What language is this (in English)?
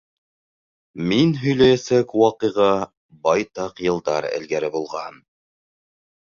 Bashkir